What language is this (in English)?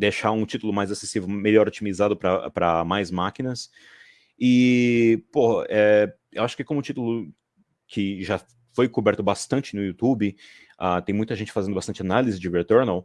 Portuguese